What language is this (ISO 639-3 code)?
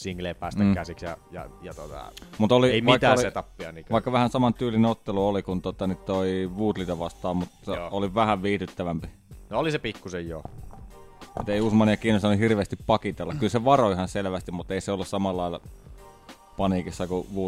fin